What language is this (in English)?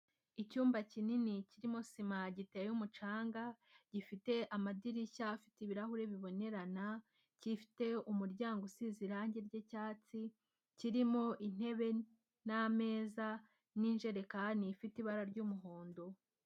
Kinyarwanda